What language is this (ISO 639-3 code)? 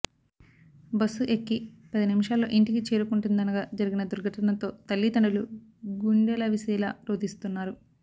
tel